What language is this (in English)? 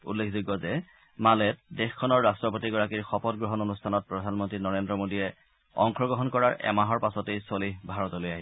Assamese